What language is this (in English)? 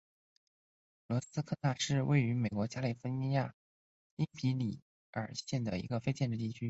Chinese